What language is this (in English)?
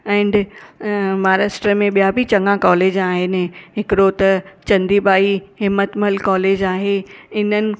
Sindhi